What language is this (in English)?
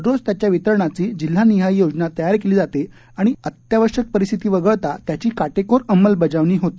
Marathi